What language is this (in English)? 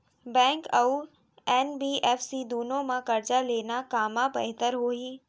Chhattisgarhi